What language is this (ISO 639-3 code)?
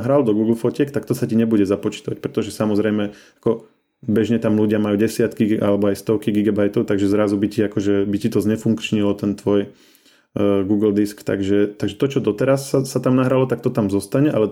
slk